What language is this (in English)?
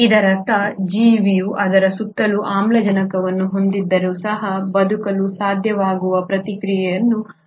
Kannada